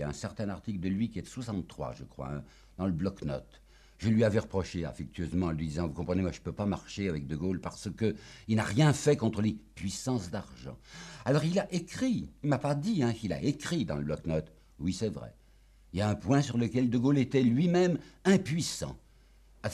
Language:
French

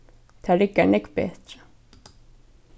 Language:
Faroese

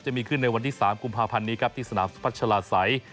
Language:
Thai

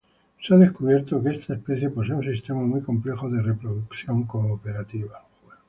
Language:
Spanish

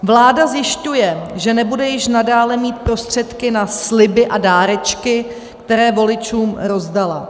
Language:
Czech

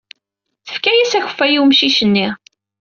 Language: Kabyle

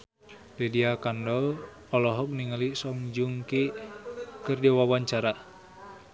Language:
Sundanese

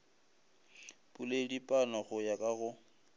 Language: Northern Sotho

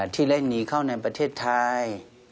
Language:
Thai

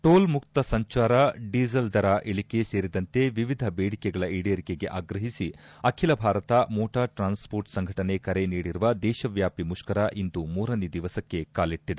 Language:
Kannada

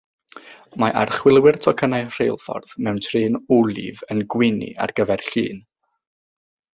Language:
Welsh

